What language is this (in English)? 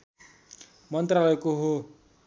Nepali